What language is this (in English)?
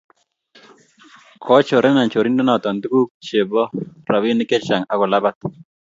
Kalenjin